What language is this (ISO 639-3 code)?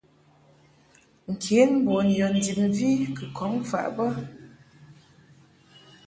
mhk